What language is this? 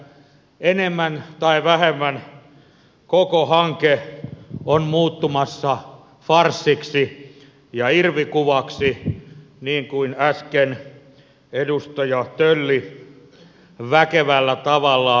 Finnish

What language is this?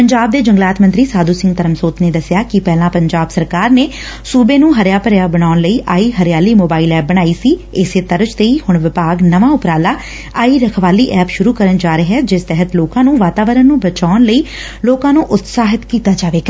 Punjabi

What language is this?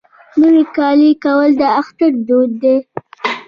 Pashto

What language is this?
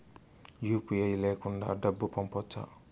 Telugu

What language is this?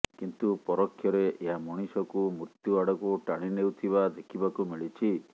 Odia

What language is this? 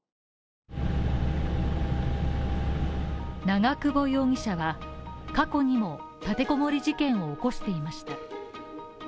Japanese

